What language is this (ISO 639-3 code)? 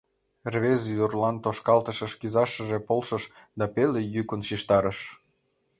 chm